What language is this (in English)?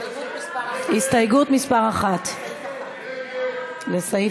Hebrew